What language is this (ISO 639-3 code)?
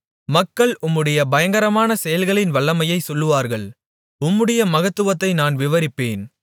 tam